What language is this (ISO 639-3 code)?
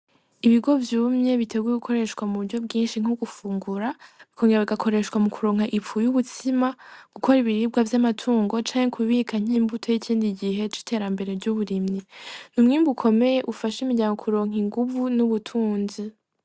run